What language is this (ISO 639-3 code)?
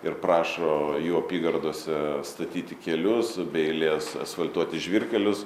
lit